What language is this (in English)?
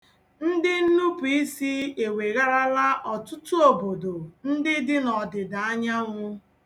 Igbo